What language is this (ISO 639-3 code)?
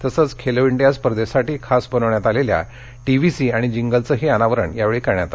mar